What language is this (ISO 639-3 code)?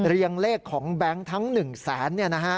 tha